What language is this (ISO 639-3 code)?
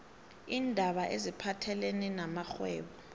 nbl